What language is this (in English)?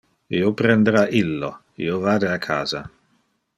Interlingua